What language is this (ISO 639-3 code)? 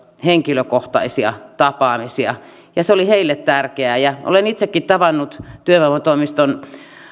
fin